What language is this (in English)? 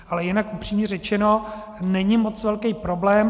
Czech